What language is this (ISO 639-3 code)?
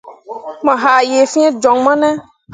mua